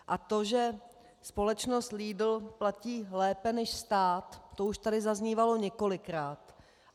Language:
Czech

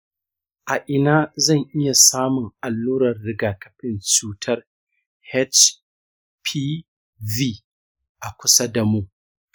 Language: Hausa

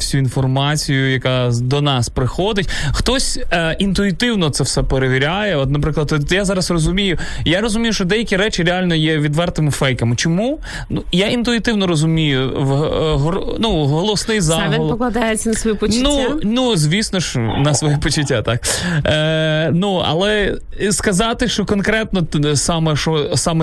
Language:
Ukrainian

